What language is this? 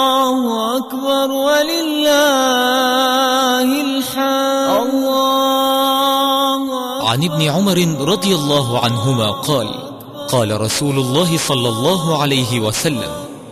Arabic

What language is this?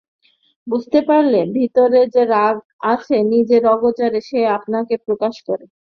Bangla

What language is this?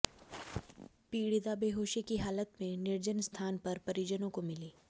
Hindi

